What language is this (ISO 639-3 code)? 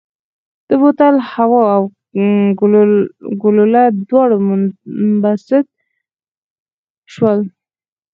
pus